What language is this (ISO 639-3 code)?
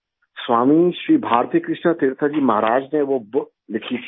hin